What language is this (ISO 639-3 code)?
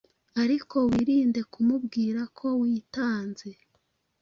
kin